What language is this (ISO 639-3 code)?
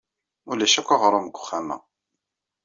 kab